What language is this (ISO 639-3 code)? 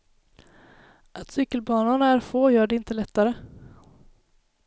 swe